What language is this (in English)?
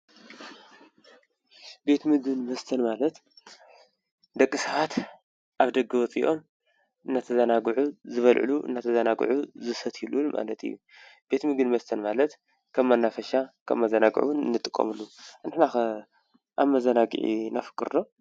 Tigrinya